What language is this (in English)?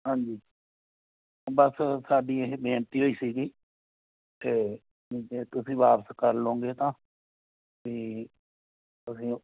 Punjabi